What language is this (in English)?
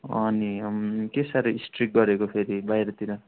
Nepali